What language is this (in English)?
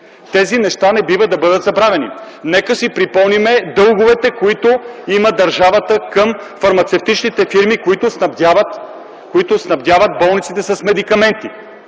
Bulgarian